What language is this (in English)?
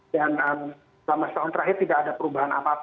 Indonesian